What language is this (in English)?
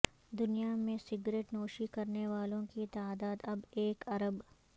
Urdu